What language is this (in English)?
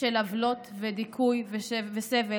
Hebrew